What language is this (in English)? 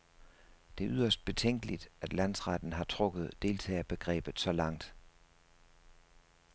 Danish